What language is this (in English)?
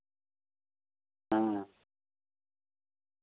Santali